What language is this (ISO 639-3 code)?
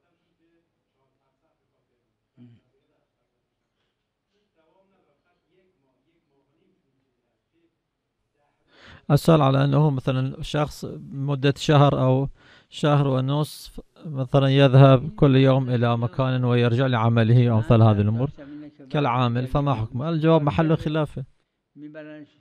ara